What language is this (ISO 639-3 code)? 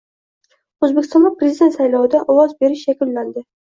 uzb